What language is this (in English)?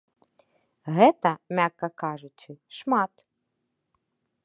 Belarusian